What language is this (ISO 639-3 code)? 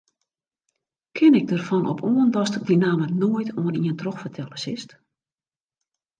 fry